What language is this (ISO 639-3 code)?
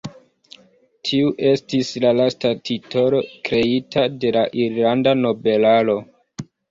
epo